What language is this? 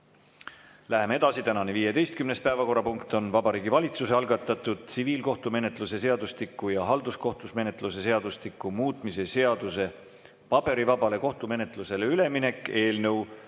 Estonian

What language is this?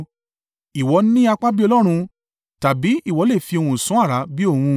Yoruba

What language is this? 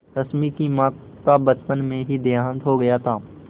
Hindi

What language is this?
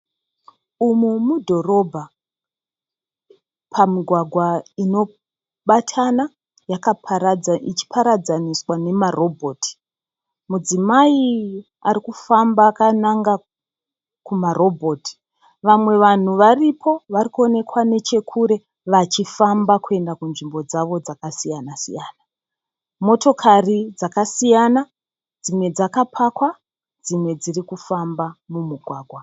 Shona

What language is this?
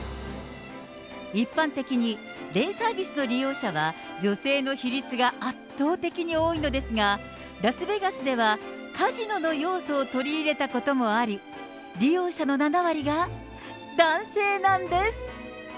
Japanese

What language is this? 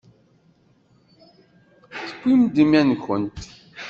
Kabyle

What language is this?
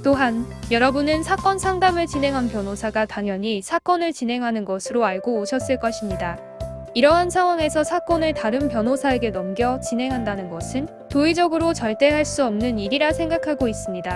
Korean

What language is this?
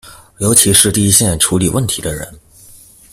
Chinese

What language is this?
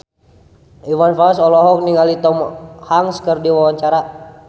Sundanese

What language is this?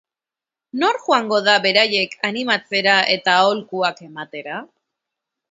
Basque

